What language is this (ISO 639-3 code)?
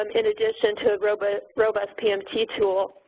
eng